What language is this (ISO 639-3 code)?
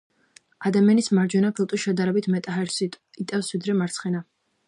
kat